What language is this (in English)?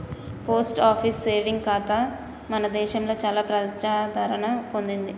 Telugu